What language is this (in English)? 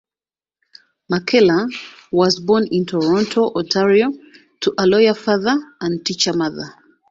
English